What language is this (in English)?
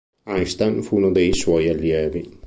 Italian